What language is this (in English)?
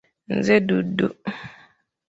Ganda